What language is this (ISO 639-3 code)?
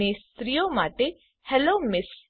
guj